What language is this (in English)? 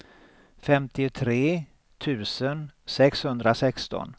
Swedish